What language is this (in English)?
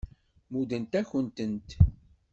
Kabyle